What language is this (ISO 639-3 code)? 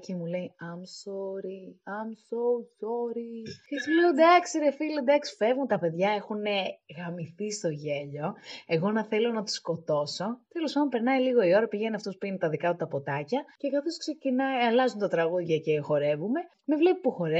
ell